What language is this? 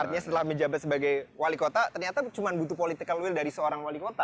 Indonesian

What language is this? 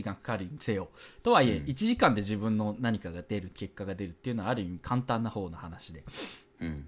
Japanese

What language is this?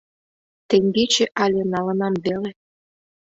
Mari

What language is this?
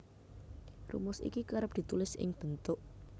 Javanese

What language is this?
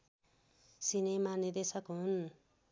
Nepali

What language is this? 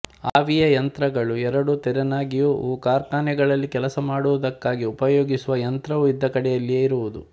Kannada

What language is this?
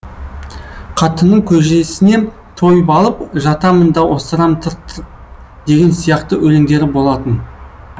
Kazakh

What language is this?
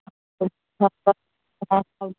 Kashmiri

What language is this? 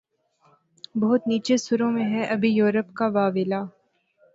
Urdu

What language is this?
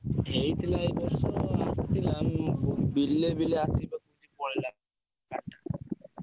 Odia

